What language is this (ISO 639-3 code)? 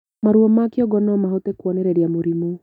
kik